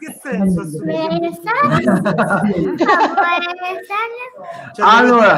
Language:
Italian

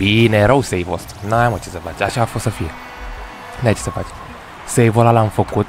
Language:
Romanian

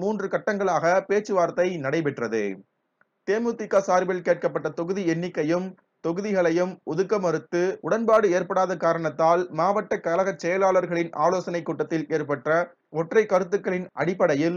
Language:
Hindi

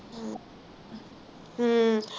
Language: Punjabi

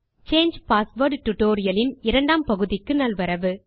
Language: Tamil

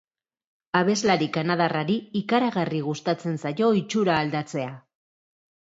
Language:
Basque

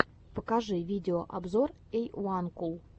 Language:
Russian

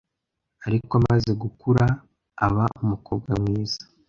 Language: Kinyarwanda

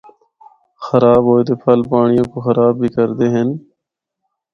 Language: Northern Hindko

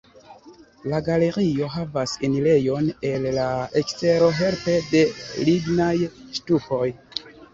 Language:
Esperanto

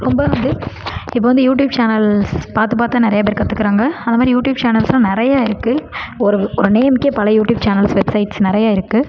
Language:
Tamil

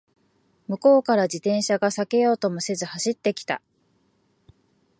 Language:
Japanese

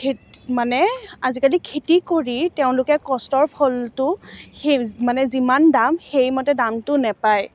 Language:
Assamese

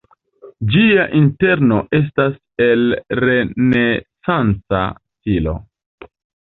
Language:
Esperanto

